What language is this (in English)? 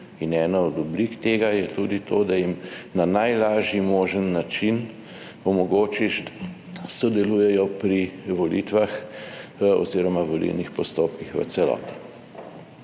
Slovenian